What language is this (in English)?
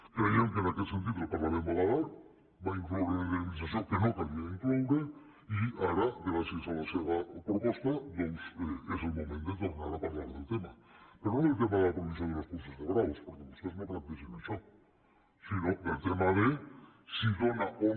Catalan